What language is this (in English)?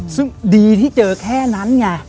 Thai